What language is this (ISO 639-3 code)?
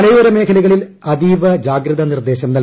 mal